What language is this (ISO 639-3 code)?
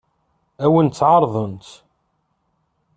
kab